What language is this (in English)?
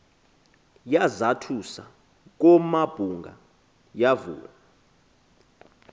Xhosa